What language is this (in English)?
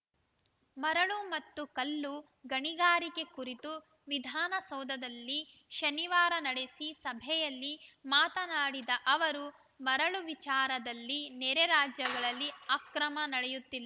Kannada